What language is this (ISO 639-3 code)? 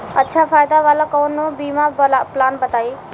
bho